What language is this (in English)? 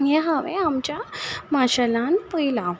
Konkani